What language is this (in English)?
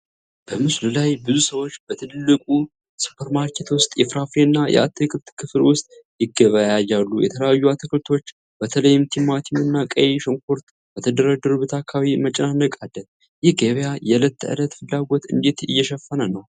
Amharic